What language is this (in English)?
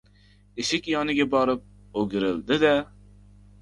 Uzbek